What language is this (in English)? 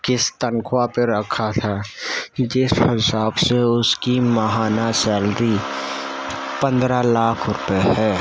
Urdu